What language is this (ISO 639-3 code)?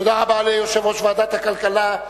heb